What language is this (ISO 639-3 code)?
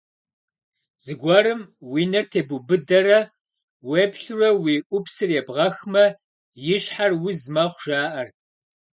kbd